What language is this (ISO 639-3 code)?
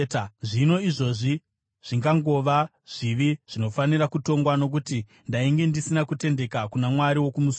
sna